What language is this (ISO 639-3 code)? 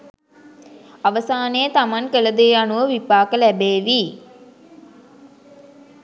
sin